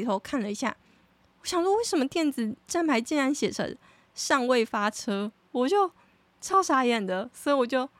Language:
Chinese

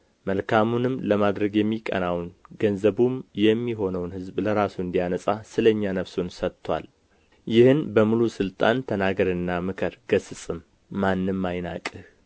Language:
Amharic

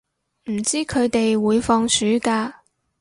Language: Cantonese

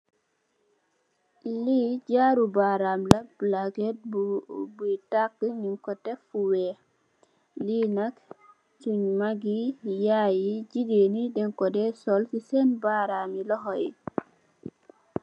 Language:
Wolof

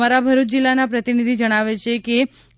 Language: Gujarati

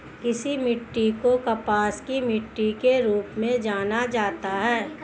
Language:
Hindi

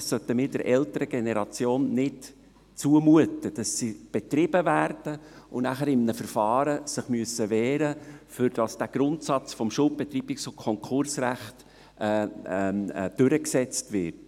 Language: Swiss German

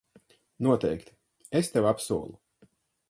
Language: Latvian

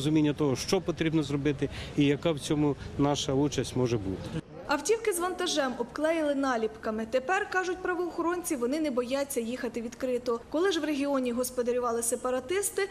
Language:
Ukrainian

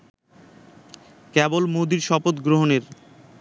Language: Bangla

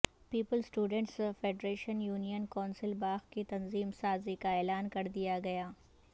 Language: Urdu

